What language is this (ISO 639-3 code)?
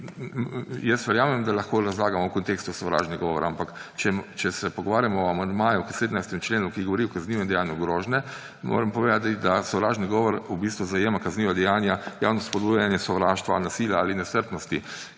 slv